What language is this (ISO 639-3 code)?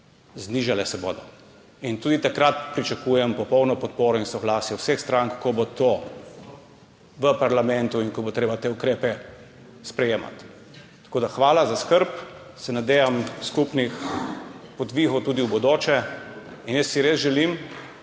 slv